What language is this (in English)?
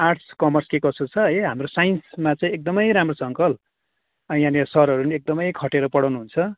Nepali